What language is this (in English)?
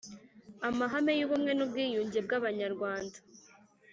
Kinyarwanda